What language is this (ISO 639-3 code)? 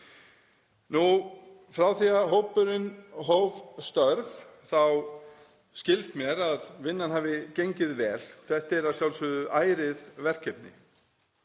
isl